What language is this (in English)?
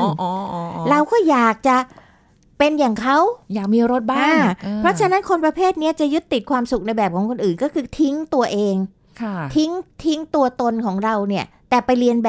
Thai